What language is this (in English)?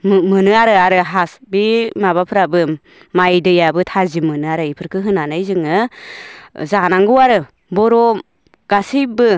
Bodo